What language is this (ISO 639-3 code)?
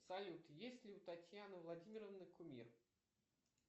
rus